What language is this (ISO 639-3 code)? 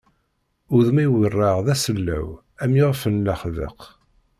kab